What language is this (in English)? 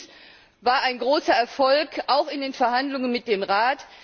German